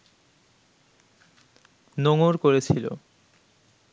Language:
Bangla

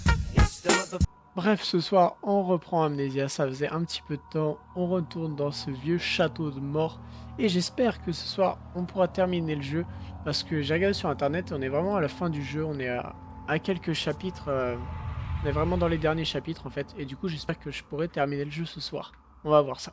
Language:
French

